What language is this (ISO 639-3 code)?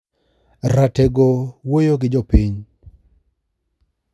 luo